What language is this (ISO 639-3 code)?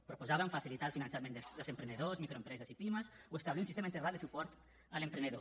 cat